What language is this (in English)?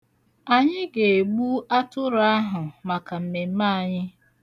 Igbo